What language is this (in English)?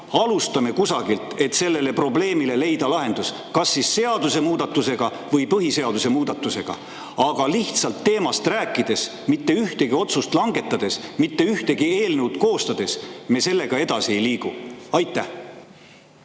Estonian